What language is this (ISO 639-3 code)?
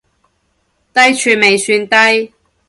yue